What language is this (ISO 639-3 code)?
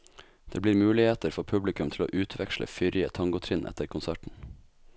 nor